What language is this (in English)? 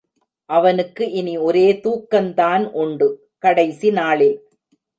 Tamil